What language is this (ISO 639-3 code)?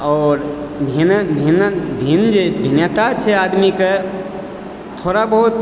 mai